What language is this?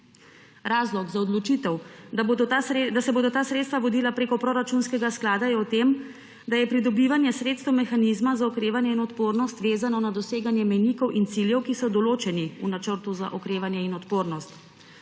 Slovenian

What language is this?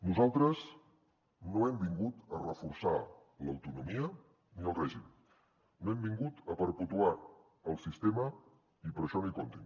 Catalan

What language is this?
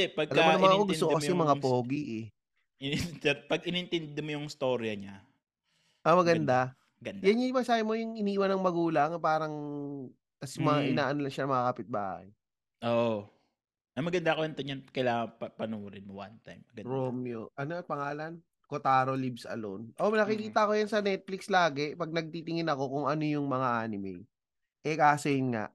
Filipino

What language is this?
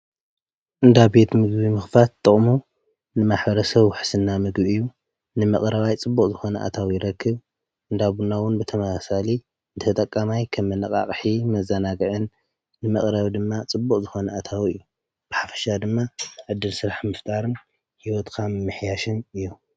Tigrinya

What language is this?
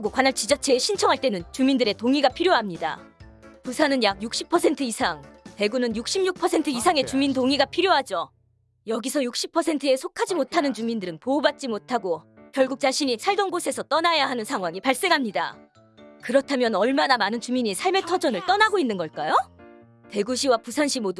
Korean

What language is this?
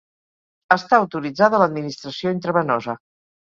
Catalan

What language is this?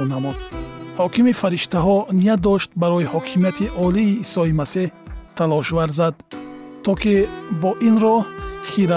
Persian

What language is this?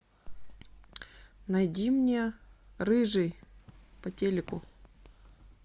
Russian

